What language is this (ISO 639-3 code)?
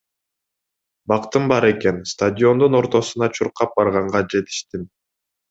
kir